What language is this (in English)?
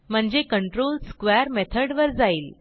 Marathi